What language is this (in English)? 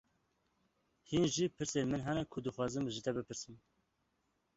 Kurdish